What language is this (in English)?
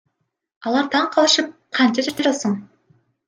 Kyrgyz